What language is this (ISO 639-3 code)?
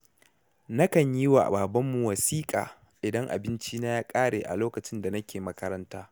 hau